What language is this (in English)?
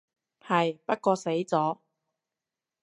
Cantonese